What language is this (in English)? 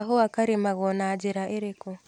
Kikuyu